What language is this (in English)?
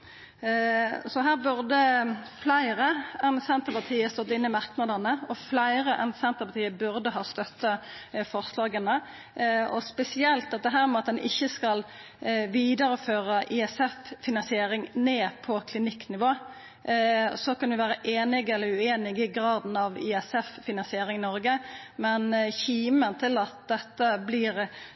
Norwegian Nynorsk